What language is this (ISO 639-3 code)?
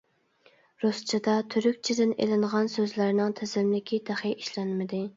uig